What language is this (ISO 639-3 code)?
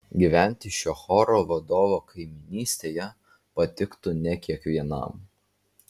lit